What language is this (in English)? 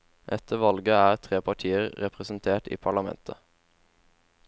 Norwegian